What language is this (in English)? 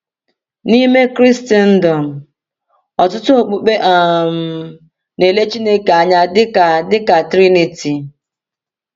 Igbo